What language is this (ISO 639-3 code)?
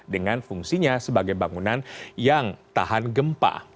ind